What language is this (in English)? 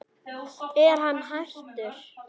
Icelandic